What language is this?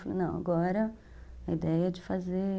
Portuguese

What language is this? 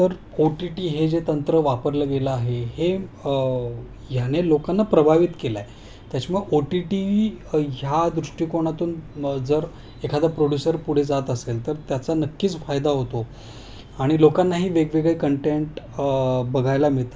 Marathi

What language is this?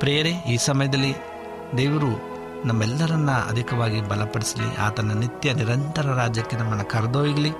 Kannada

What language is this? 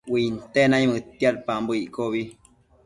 Matsés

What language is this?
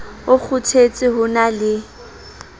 Southern Sotho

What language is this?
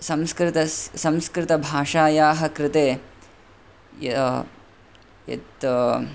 Sanskrit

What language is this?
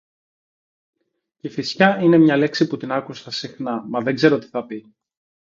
Greek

